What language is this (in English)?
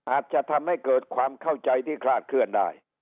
Thai